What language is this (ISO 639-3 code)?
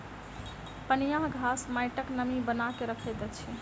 mai